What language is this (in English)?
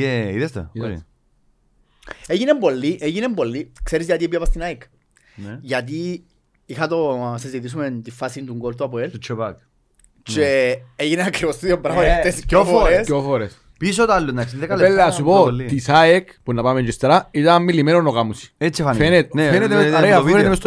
Greek